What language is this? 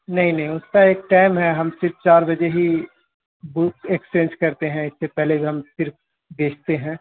Urdu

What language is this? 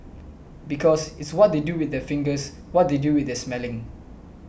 English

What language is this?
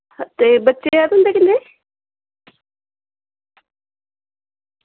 Dogri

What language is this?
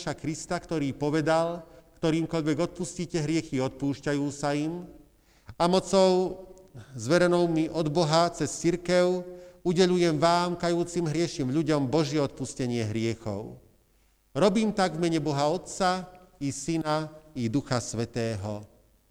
Slovak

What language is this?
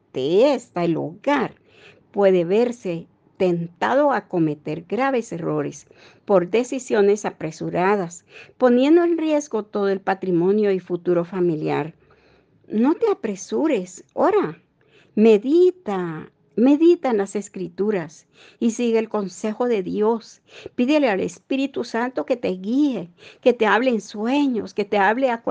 Spanish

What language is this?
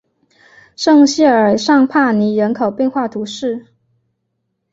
Chinese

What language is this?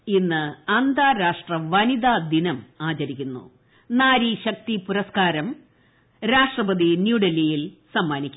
Malayalam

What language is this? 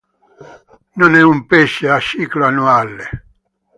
Italian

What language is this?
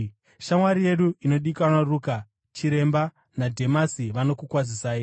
Shona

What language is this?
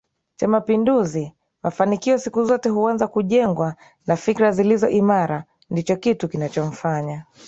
Swahili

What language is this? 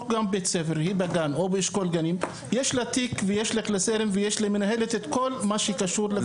Hebrew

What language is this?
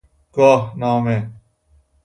Persian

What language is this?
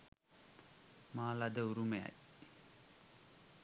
Sinhala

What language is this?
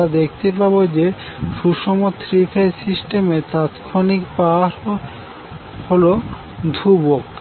Bangla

